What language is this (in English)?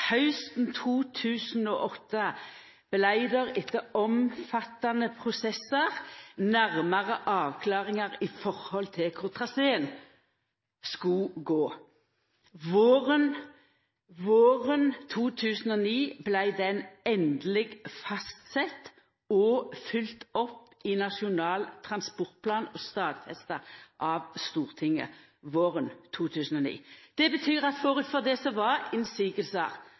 Norwegian Nynorsk